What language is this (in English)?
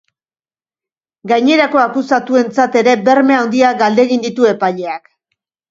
Basque